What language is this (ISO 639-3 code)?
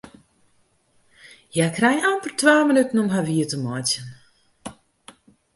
fry